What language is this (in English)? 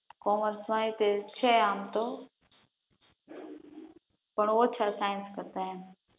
Gujarati